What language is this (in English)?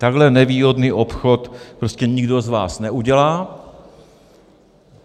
Czech